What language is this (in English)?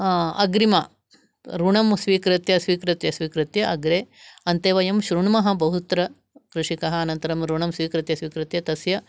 Sanskrit